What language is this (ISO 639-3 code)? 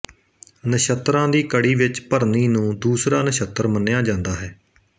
pan